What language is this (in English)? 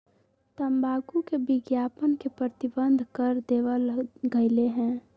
Magahi